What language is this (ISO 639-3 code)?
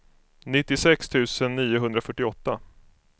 swe